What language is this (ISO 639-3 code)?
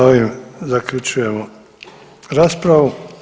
hrv